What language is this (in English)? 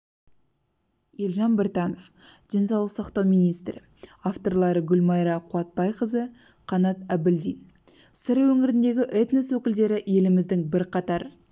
Kazakh